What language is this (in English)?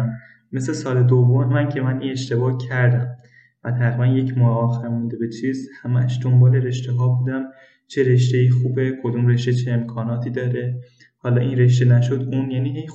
Persian